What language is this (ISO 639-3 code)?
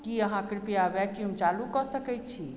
mai